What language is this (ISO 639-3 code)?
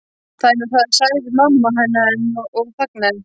isl